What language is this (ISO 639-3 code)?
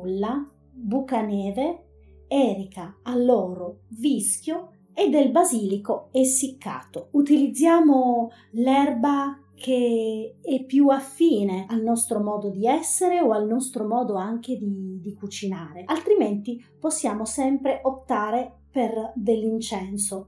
ita